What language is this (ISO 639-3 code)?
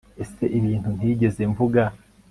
kin